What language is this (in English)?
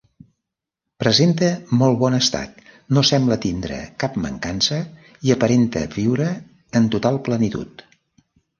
Catalan